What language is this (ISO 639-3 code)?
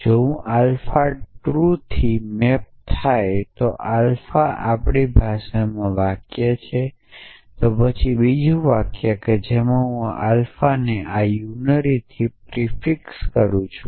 guj